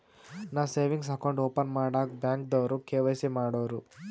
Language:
Kannada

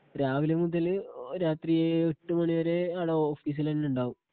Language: Malayalam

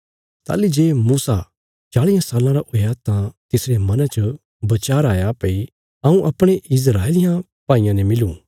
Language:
Bilaspuri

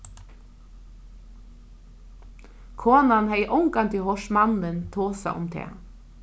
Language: Faroese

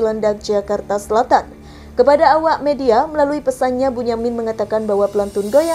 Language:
Indonesian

